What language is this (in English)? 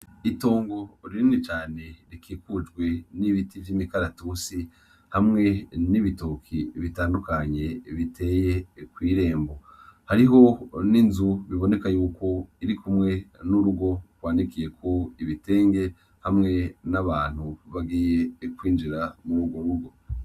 Rundi